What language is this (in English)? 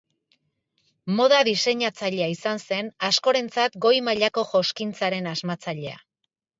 Basque